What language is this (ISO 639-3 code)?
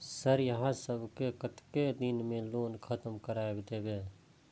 mai